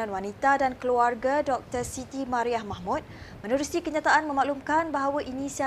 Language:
Malay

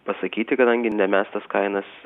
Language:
Lithuanian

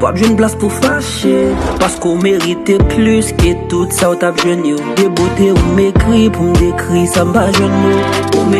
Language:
Romanian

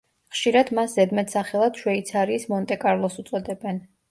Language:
Georgian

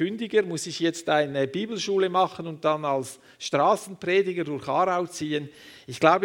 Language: German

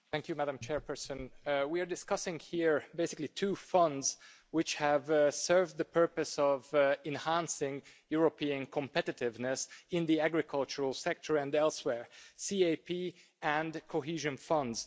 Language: English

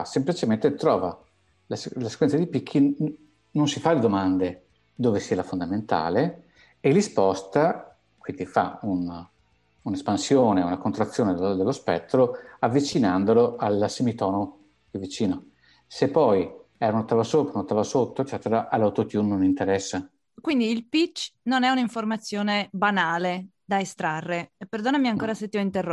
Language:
Italian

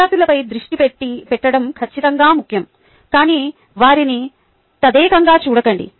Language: Telugu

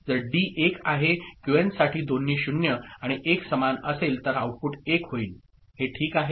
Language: Marathi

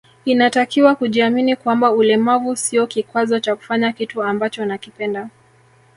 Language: Swahili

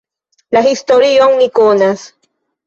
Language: Esperanto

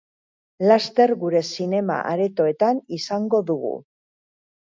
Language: Basque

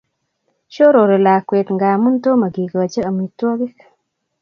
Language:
Kalenjin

